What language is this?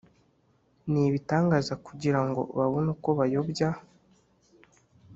Kinyarwanda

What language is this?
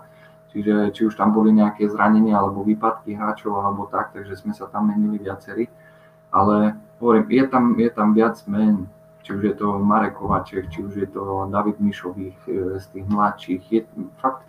Slovak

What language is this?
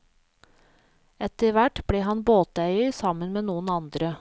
Norwegian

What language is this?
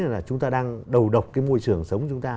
Vietnamese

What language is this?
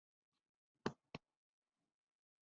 Chinese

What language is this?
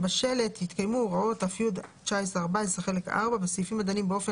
Hebrew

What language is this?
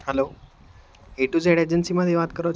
Gujarati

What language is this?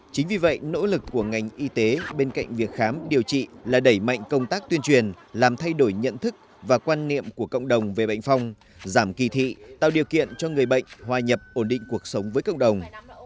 Vietnamese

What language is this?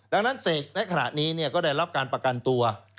Thai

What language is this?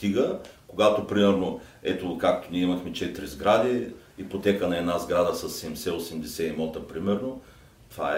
Bulgarian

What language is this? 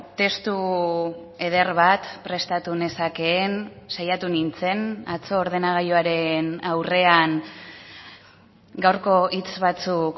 Basque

